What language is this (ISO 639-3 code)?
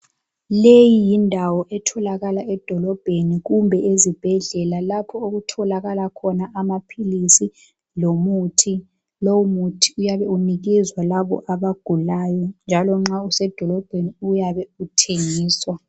nde